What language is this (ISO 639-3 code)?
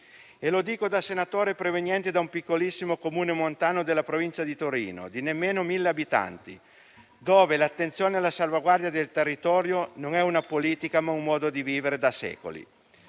ita